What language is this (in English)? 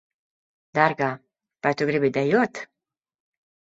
Latvian